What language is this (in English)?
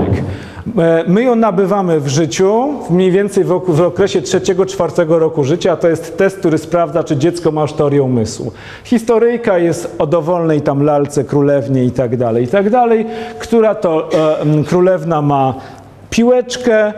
Polish